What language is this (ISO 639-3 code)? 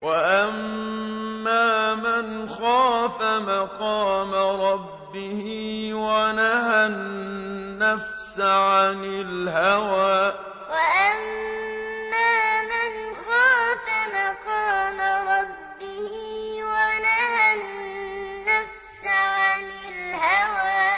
ara